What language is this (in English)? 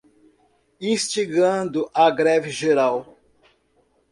Portuguese